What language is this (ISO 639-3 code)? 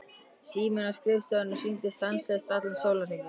isl